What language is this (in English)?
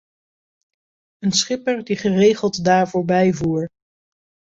Dutch